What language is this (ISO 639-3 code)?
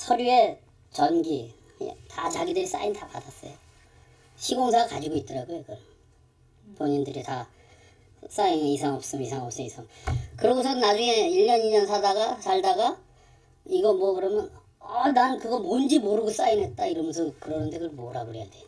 kor